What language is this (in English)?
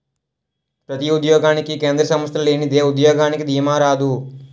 Telugu